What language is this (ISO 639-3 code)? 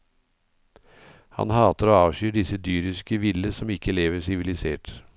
nor